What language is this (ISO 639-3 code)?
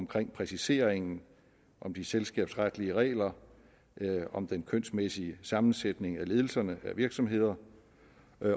dan